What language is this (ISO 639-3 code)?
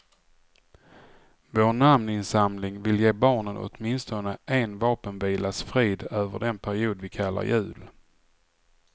swe